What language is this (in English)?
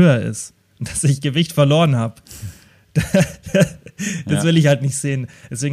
German